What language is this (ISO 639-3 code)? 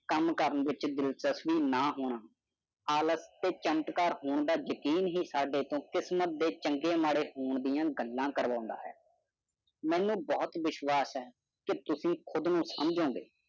pan